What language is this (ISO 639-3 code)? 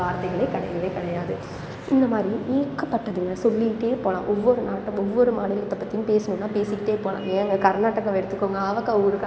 tam